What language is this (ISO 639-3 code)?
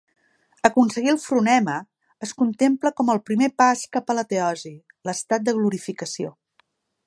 cat